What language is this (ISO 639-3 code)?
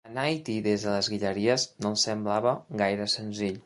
cat